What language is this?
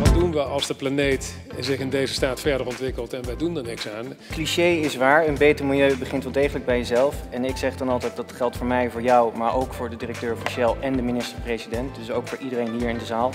Dutch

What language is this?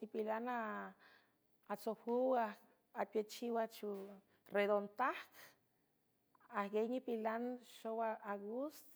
San Francisco Del Mar Huave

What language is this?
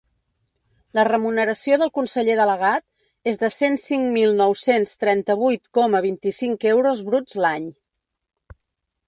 Catalan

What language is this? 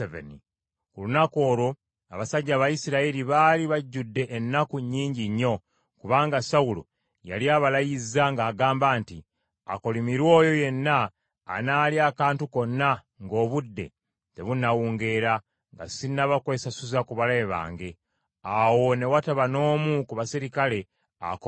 Ganda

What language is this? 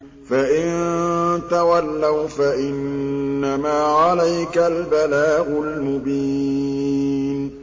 Arabic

